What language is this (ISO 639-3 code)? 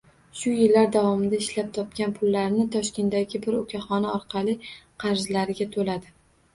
uzb